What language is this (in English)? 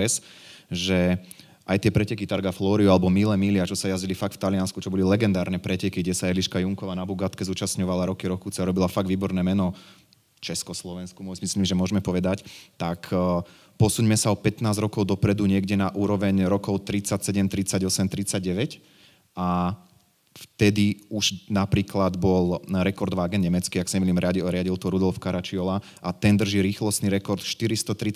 Slovak